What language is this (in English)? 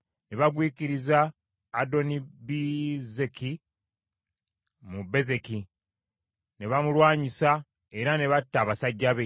Ganda